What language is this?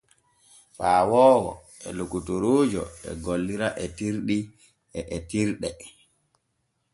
Borgu Fulfulde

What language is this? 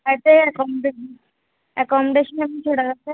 Telugu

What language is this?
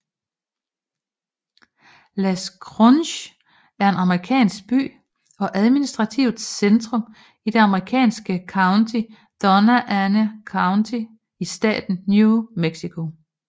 Danish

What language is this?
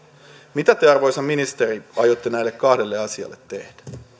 Finnish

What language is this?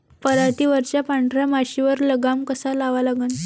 Marathi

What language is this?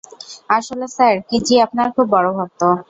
Bangla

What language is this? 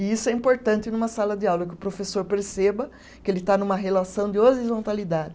Portuguese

